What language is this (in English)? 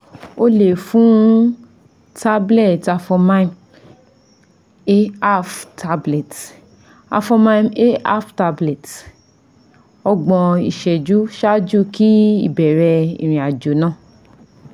Yoruba